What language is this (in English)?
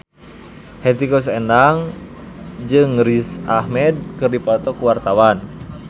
Sundanese